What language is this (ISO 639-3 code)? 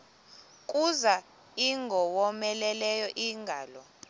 xho